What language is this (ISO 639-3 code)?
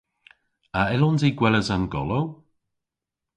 cor